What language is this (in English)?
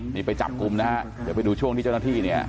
Thai